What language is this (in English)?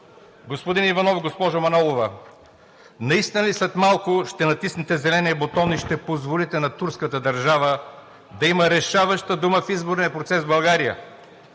Bulgarian